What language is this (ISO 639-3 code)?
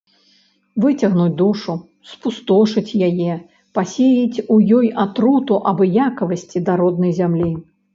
bel